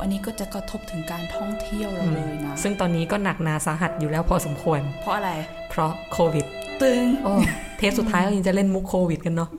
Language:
Thai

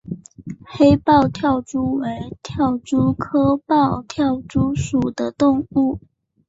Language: Chinese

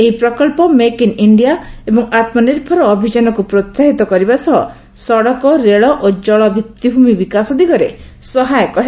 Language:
Odia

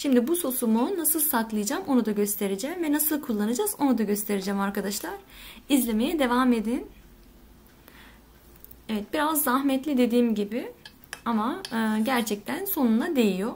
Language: Turkish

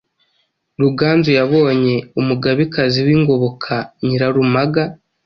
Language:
Kinyarwanda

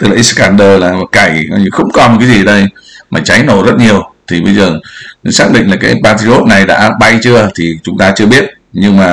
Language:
Vietnamese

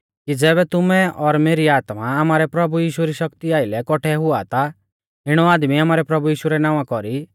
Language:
Mahasu Pahari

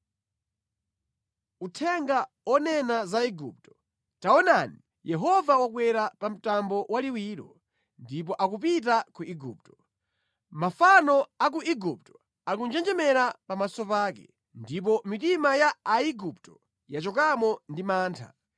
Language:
Nyanja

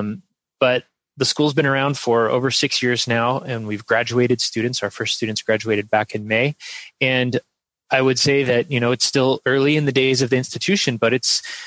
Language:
English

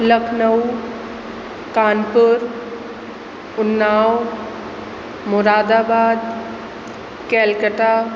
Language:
Sindhi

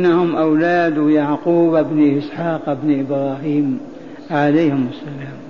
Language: Arabic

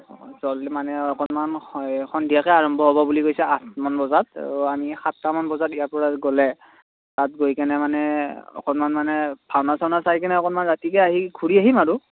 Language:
Assamese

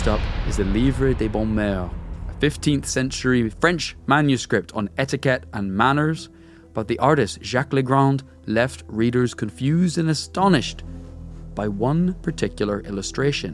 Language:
English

